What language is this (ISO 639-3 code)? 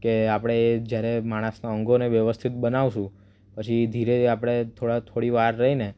guj